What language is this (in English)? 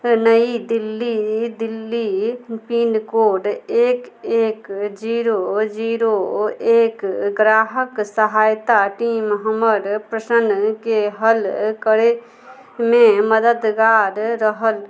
Maithili